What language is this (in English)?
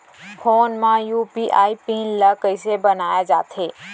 Chhattisgarhi